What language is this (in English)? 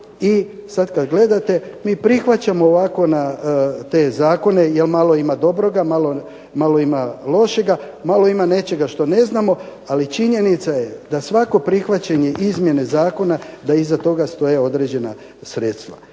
Croatian